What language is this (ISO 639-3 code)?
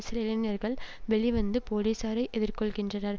tam